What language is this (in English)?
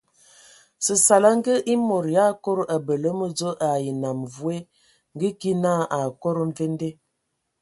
Ewondo